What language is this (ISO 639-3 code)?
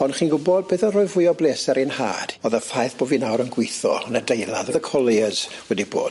cym